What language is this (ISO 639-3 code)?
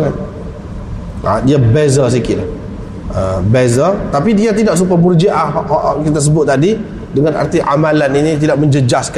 msa